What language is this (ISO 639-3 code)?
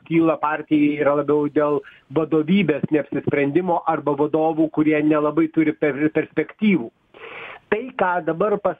lit